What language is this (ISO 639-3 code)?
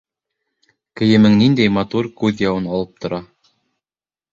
bak